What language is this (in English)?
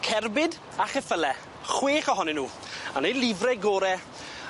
Welsh